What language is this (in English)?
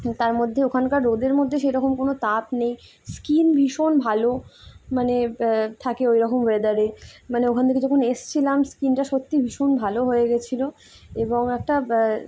Bangla